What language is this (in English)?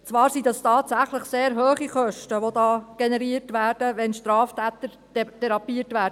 Swiss German